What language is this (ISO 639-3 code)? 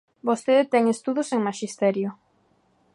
glg